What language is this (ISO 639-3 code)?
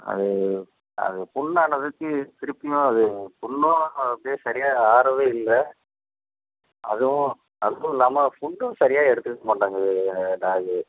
tam